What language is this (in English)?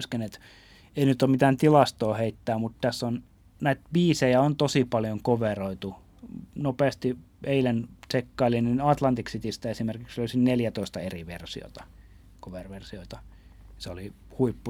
Finnish